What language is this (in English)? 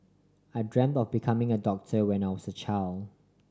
English